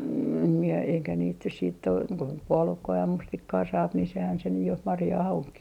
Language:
Finnish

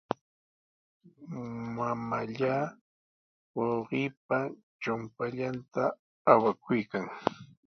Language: Sihuas Ancash Quechua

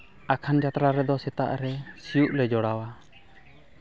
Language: Santali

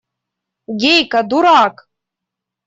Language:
Russian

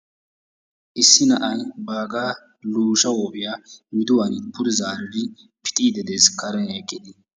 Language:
Wolaytta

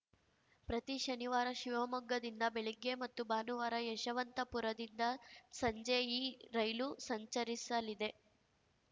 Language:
Kannada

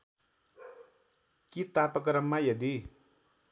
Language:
Nepali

